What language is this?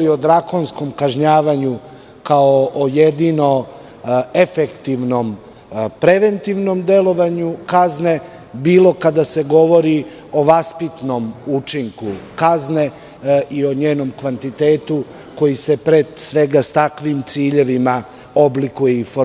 Serbian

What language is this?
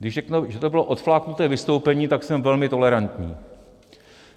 Czech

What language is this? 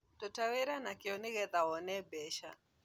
Kikuyu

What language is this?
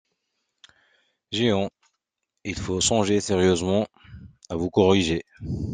French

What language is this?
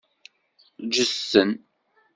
Kabyle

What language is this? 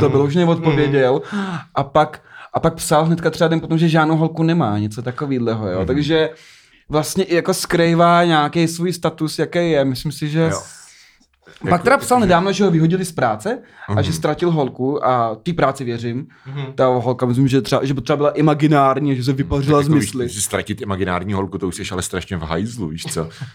Czech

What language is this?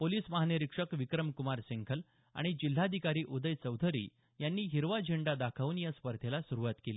Marathi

